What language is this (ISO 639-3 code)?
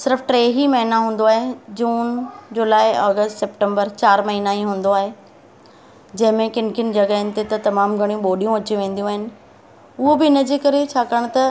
snd